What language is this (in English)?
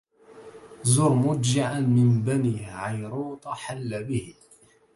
Arabic